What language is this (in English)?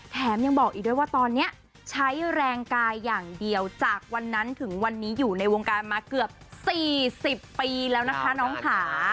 Thai